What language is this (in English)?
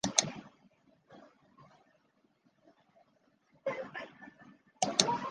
Chinese